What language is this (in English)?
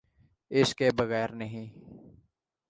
Urdu